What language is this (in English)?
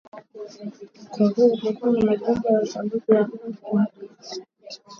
Swahili